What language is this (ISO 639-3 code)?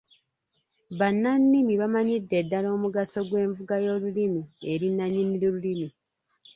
lug